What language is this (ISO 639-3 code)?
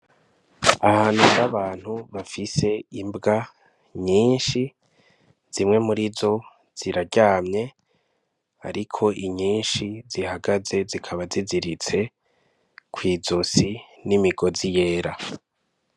run